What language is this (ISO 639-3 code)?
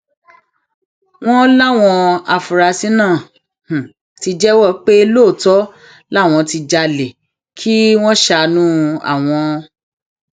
yor